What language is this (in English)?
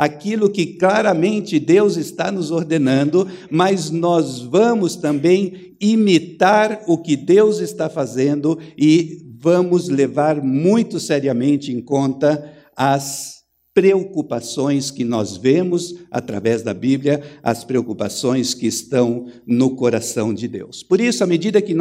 Portuguese